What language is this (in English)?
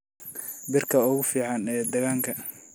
Somali